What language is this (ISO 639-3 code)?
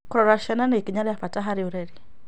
kik